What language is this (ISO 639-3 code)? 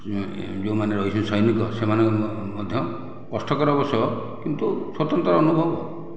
ori